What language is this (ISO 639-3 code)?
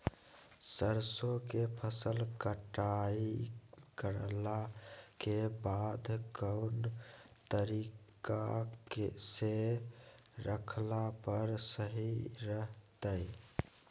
mag